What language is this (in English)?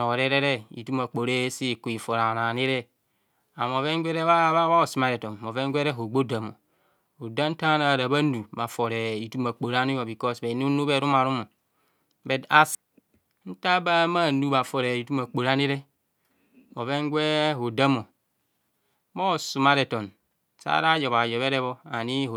Kohumono